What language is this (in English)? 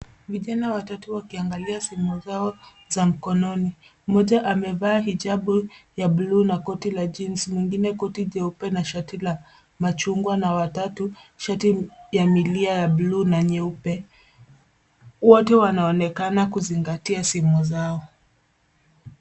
Swahili